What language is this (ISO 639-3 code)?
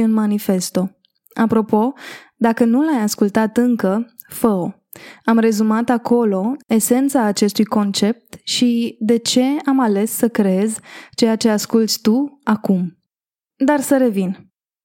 ron